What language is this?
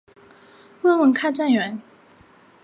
Chinese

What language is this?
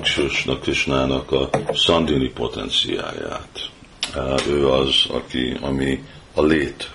Hungarian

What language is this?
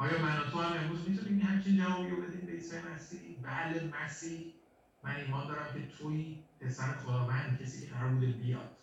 Persian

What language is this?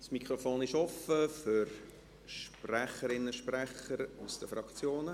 Swiss German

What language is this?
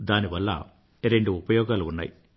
Telugu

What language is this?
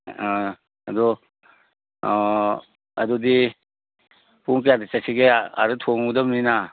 Manipuri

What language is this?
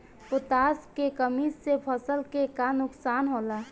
Bhojpuri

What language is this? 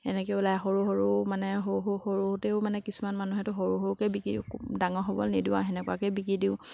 Assamese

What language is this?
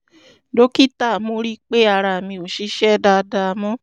Yoruba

